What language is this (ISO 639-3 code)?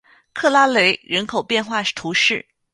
zho